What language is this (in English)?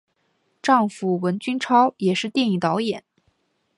Chinese